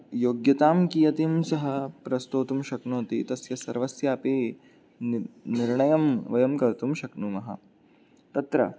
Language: Sanskrit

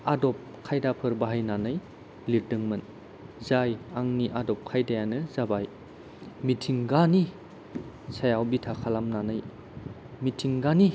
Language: Bodo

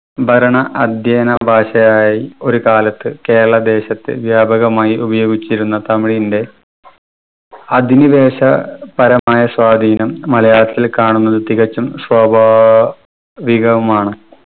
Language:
Malayalam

